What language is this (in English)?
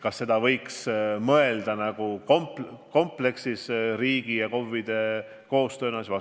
Estonian